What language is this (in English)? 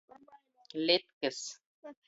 Latgalian